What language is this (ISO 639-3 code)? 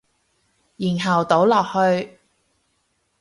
yue